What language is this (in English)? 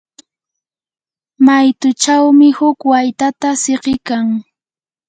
Yanahuanca Pasco Quechua